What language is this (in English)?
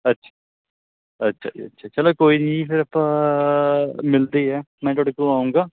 Punjabi